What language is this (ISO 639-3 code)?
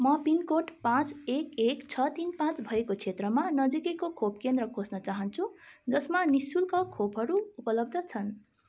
nep